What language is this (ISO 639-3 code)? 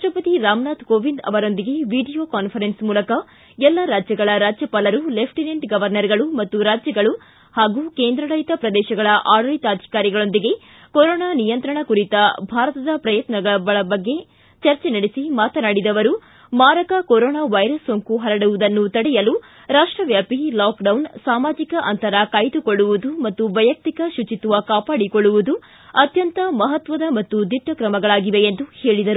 kan